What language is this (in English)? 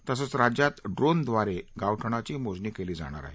Marathi